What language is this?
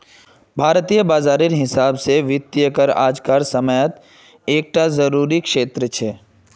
Magahi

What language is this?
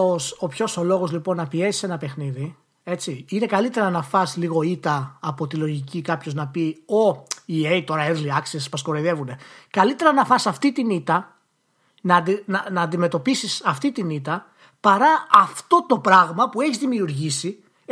Greek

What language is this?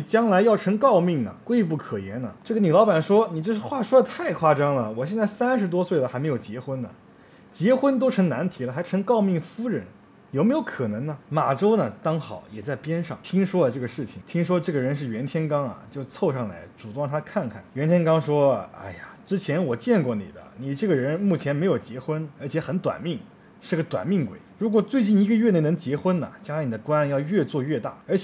Chinese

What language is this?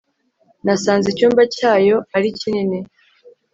Kinyarwanda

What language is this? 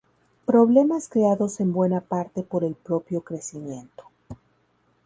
Spanish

